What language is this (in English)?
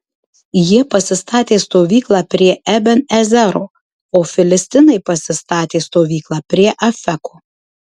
Lithuanian